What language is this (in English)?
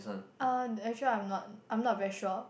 English